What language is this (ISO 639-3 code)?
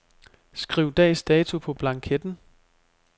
dan